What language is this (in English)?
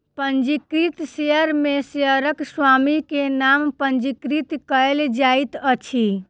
Maithili